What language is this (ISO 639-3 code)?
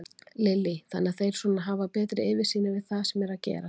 isl